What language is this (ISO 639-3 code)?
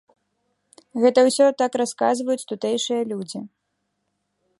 bel